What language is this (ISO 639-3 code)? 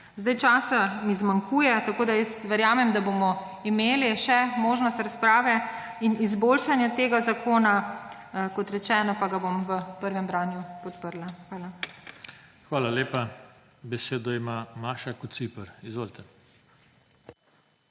slv